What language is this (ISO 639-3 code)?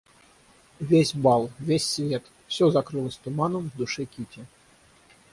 rus